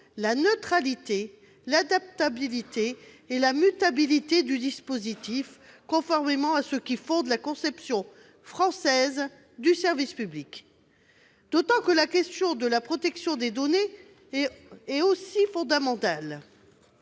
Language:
French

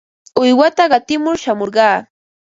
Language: Ambo-Pasco Quechua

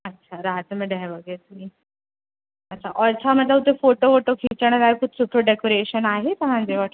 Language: Sindhi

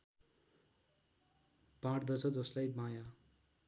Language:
Nepali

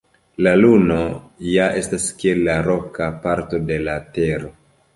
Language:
Esperanto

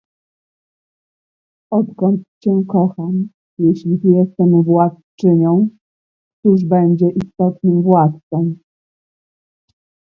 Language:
Polish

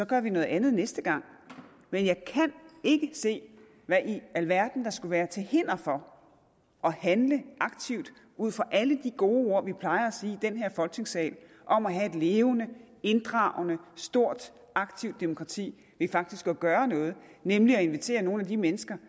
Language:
Danish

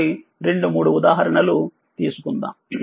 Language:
Telugu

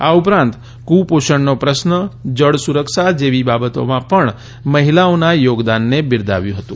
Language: Gujarati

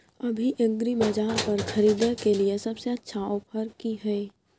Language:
Maithili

